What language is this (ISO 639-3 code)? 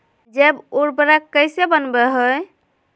mag